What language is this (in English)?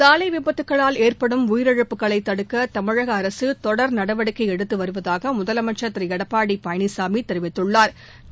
Tamil